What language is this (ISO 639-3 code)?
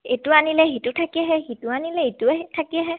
asm